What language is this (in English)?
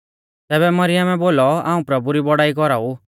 Mahasu Pahari